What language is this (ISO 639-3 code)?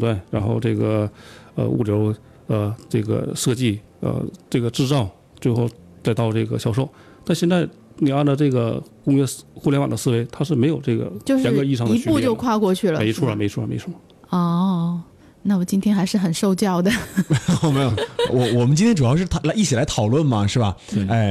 zho